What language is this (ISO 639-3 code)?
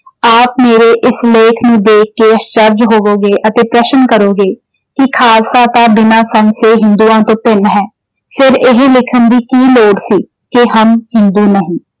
pan